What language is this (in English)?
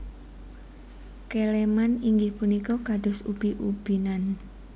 Javanese